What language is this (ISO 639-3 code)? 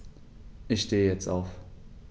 deu